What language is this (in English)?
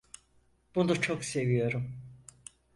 Turkish